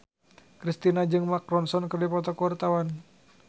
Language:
Sundanese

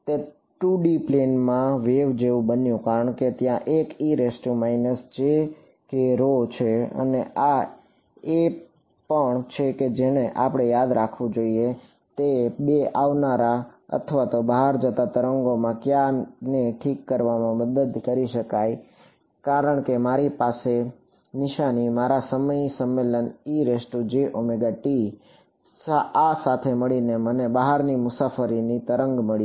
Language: Gujarati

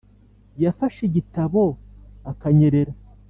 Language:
Kinyarwanda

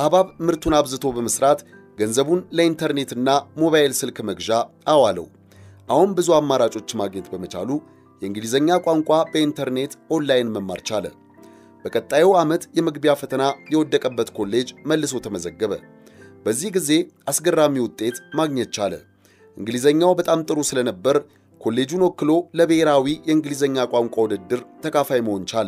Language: Amharic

